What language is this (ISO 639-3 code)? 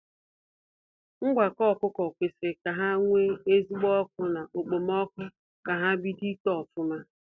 ibo